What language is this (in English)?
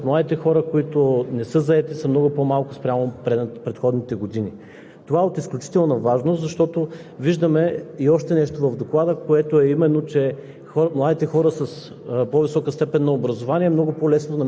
Bulgarian